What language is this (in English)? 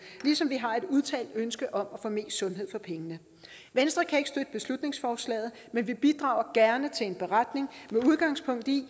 Danish